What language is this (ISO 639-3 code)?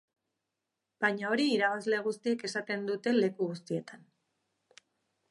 eus